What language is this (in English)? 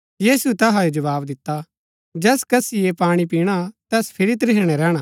Gaddi